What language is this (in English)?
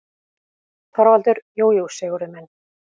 Icelandic